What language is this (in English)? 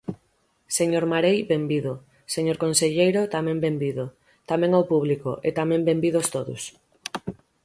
Galician